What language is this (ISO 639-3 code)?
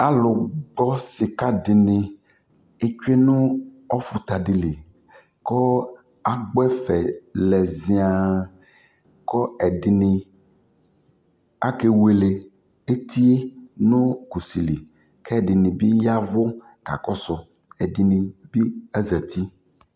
kpo